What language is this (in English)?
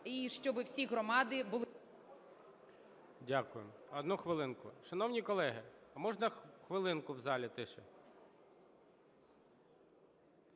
Ukrainian